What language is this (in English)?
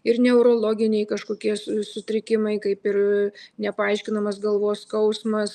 Lithuanian